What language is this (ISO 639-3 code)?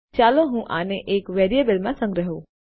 guj